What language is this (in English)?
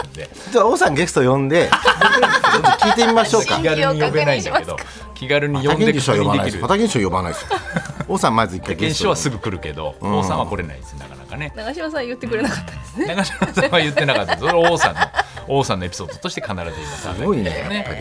Japanese